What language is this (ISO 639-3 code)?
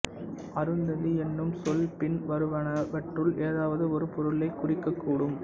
tam